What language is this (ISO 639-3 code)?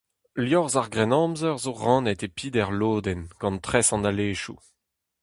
bre